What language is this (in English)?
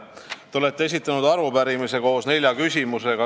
Estonian